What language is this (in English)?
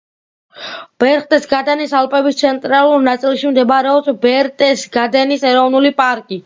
Georgian